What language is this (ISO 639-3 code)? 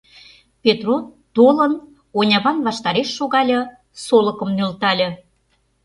chm